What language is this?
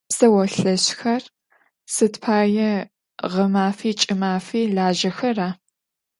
Adyghe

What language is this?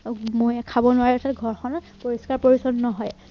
Assamese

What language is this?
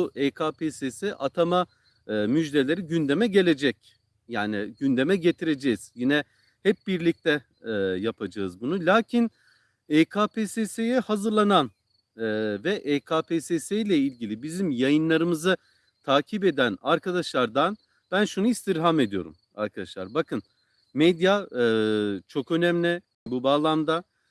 Turkish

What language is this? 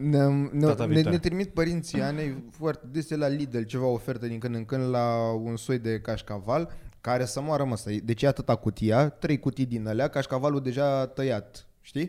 Romanian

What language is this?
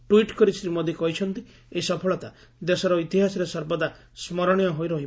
Odia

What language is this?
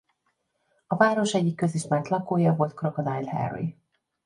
Hungarian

